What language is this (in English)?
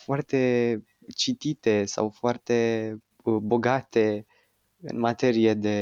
Romanian